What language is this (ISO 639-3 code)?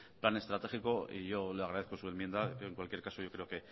spa